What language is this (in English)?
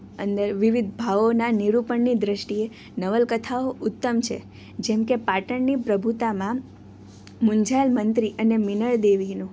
Gujarati